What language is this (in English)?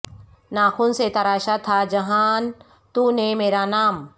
Urdu